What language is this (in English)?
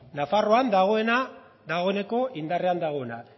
Basque